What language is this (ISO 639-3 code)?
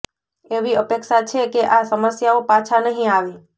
guj